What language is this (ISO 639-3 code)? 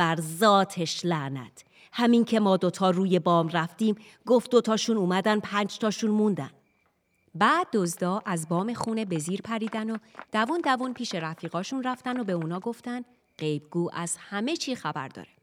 fas